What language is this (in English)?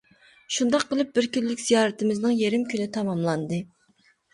Uyghur